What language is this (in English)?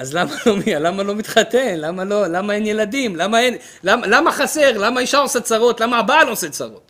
Hebrew